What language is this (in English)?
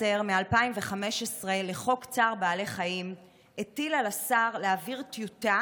Hebrew